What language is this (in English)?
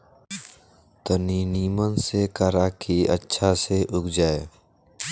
Bhojpuri